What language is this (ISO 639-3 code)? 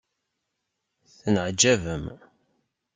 kab